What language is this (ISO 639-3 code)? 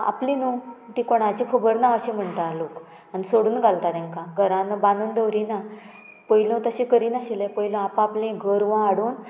kok